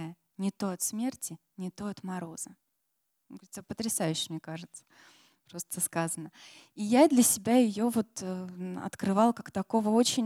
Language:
Russian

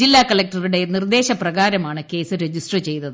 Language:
Malayalam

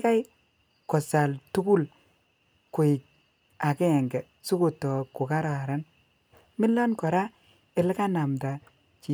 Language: Kalenjin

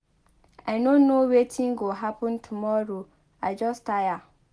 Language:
Nigerian Pidgin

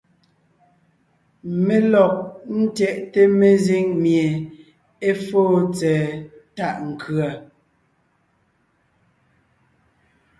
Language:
Ngiemboon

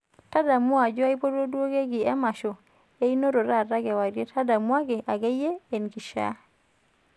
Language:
Masai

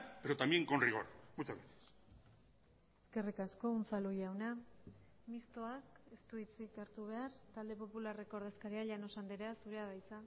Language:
Basque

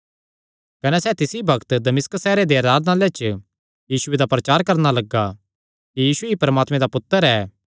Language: Kangri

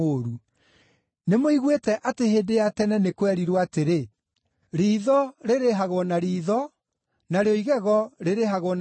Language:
Kikuyu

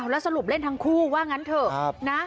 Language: Thai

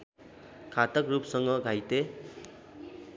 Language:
Nepali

